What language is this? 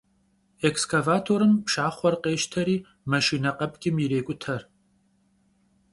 Kabardian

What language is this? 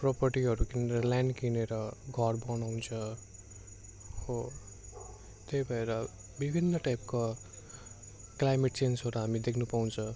Nepali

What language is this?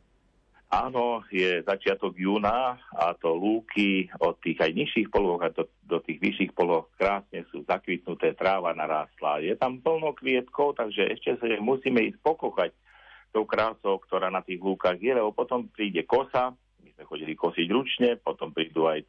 Slovak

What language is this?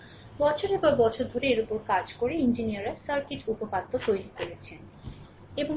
Bangla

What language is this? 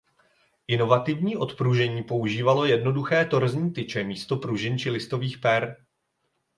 Czech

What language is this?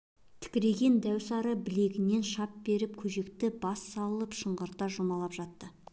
Kazakh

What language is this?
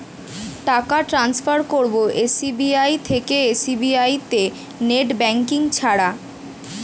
Bangla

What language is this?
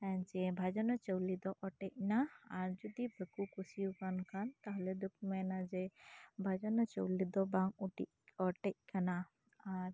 Santali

